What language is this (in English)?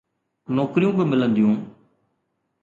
Sindhi